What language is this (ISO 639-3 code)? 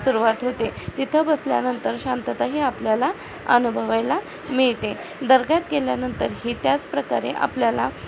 mar